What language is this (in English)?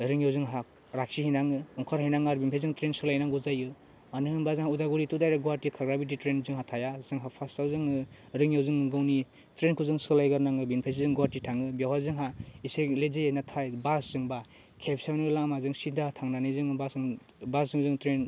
Bodo